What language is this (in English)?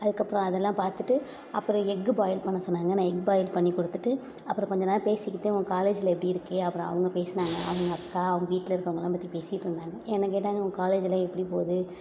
Tamil